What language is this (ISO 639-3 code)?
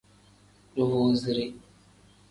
kdh